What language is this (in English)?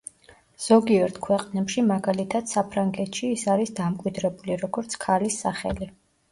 Georgian